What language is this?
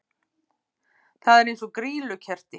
Icelandic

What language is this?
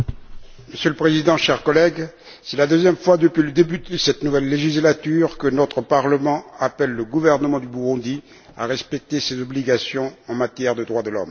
French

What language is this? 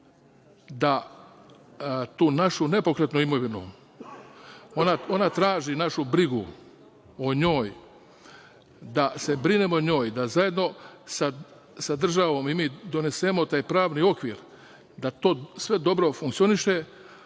Serbian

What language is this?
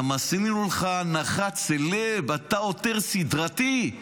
Hebrew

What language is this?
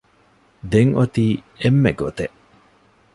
Divehi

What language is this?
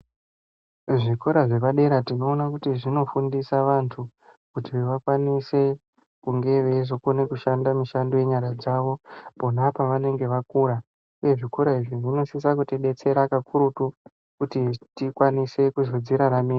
Ndau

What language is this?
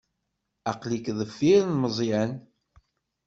Kabyle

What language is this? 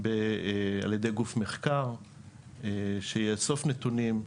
Hebrew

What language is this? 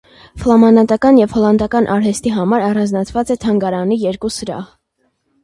Armenian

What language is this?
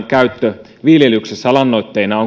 Finnish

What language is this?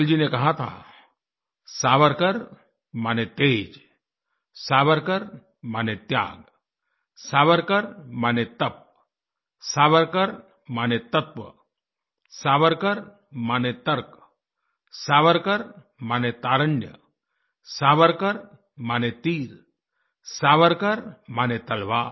Hindi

